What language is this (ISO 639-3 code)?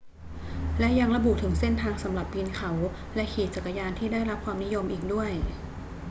tha